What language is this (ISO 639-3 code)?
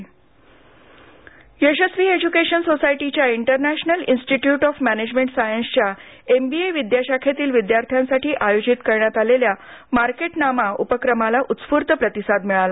mar